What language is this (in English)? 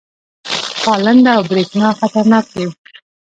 Pashto